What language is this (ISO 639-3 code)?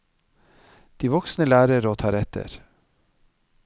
nor